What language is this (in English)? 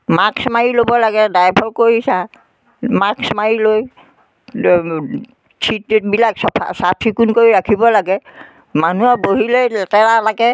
Assamese